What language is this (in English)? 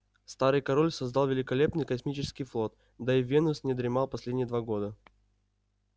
Russian